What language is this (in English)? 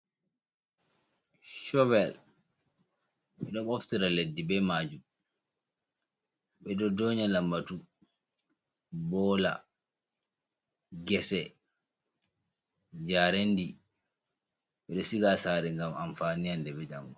Fula